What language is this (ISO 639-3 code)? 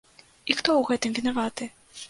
bel